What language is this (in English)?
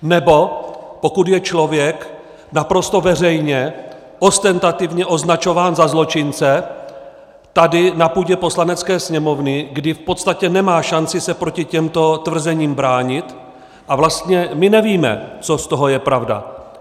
Czech